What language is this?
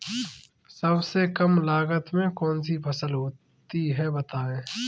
Hindi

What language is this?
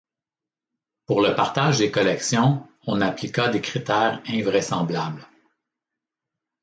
French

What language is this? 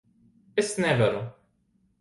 Latvian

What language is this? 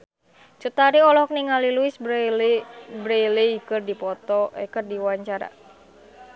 Sundanese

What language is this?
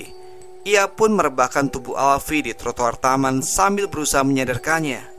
Indonesian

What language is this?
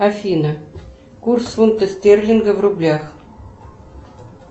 Russian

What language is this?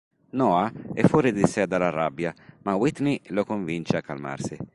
Italian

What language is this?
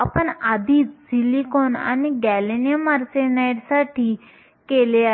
Marathi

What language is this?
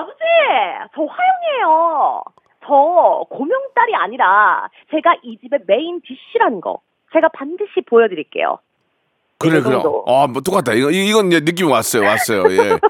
Korean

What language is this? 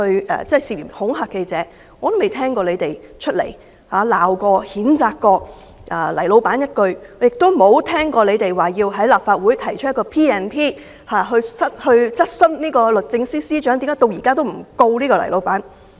Cantonese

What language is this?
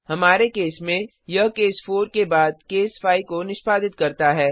Hindi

